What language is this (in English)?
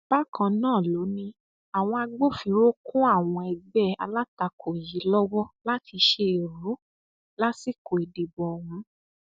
Yoruba